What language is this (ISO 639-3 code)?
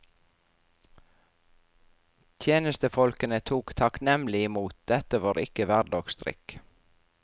nor